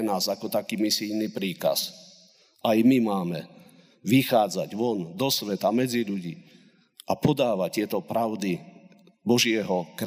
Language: Slovak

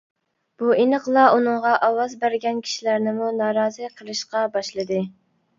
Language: Uyghur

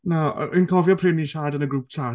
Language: Welsh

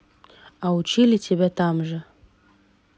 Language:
Russian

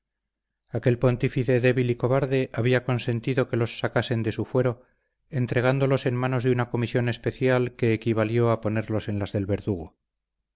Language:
Spanish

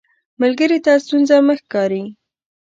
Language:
Pashto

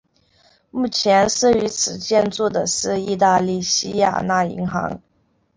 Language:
Chinese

